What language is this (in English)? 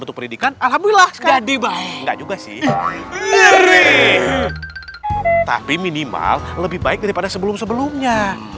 Indonesian